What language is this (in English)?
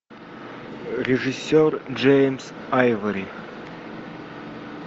Russian